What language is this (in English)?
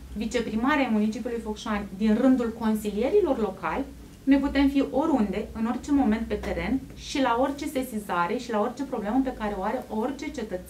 Romanian